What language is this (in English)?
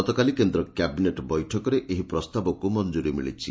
Odia